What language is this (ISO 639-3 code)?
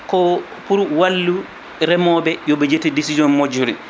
ful